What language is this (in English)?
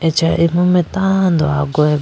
Idu-Mishmi